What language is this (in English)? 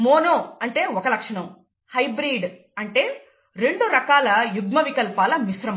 Telugu